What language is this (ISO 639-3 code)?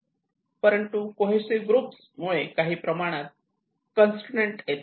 mar